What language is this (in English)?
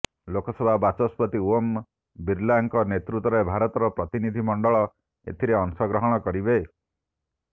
Odia